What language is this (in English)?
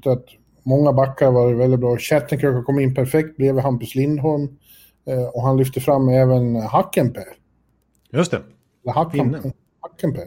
Swedish